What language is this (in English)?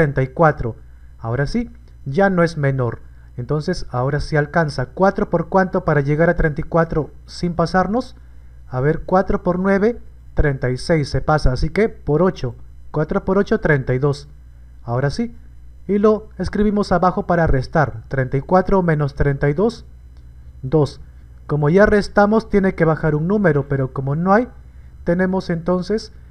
Spanish